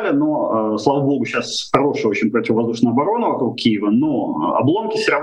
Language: Russian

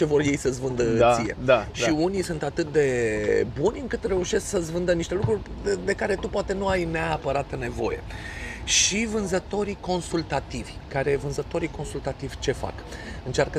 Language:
Romanian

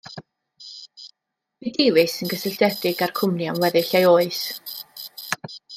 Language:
Welsh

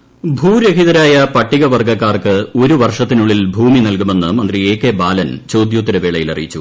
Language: Malayalam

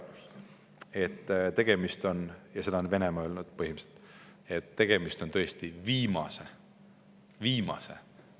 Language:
Estonian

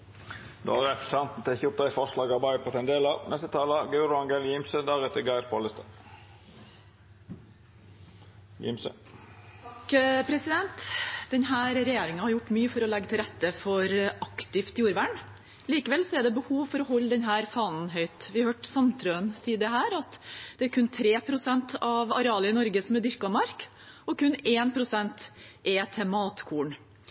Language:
Norwegian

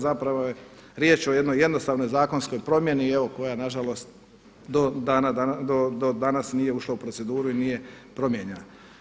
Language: Croatian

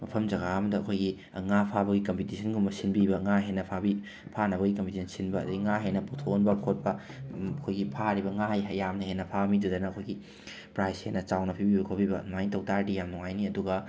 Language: Manipuri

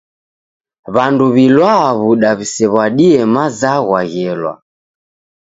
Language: Taita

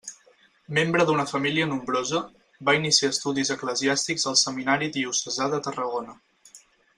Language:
Catalan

